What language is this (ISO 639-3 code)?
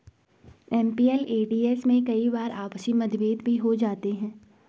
hin